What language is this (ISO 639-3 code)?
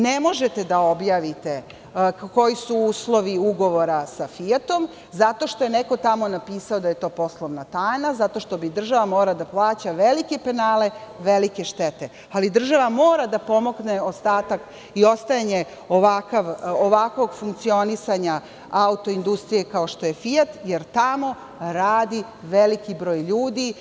srp